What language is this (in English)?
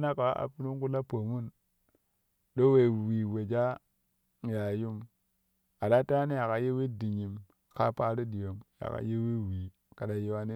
Kushi